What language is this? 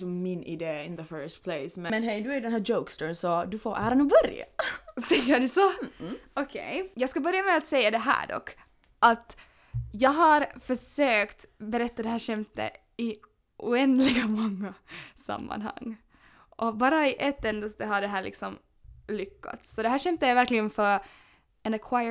Swedish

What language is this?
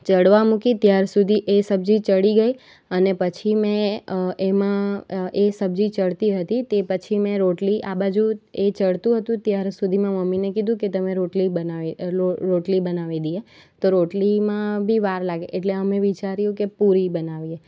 Gujarati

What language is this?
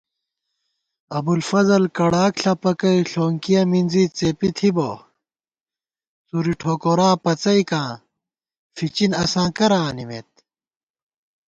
Gawar-Bati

